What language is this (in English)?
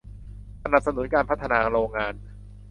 Thai